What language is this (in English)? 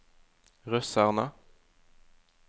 Norwegian